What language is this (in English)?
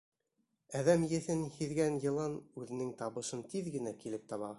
Bashkir